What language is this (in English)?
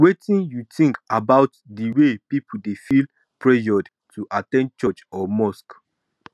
Nigerian Pidgin